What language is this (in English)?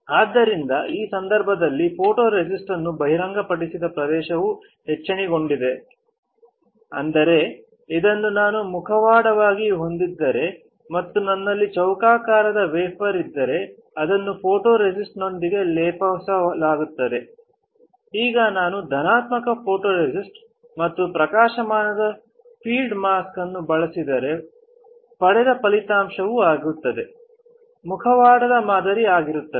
Kannada